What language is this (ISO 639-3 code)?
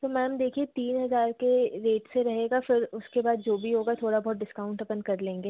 hin